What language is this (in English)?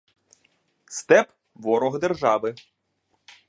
Ukrainian